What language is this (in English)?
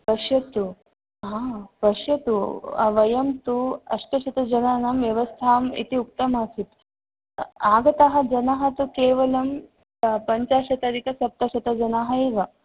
Sanskrit